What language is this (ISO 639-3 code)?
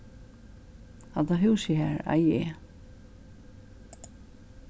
fao